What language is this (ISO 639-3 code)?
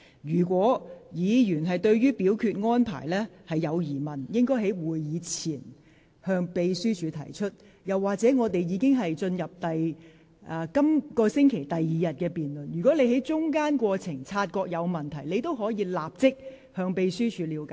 yue